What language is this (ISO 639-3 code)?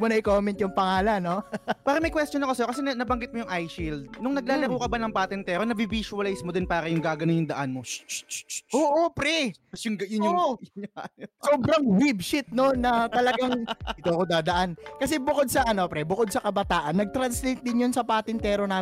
fil